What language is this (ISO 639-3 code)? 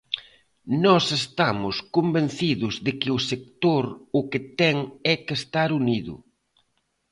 glg